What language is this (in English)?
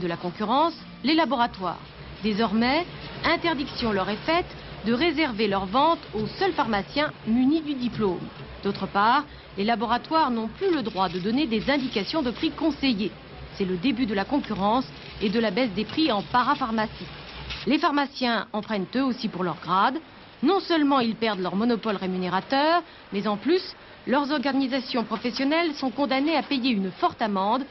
French